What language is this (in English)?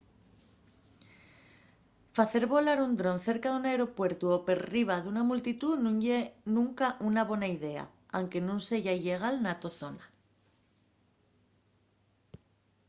Asturian